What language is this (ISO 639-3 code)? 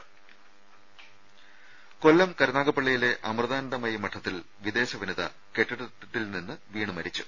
mal